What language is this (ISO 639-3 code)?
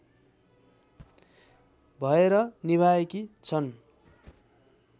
nep